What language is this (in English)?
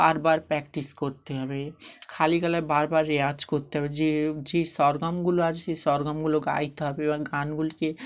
Bangla